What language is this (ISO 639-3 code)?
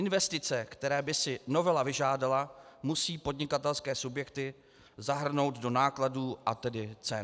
ces